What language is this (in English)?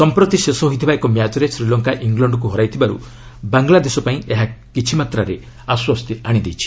Odia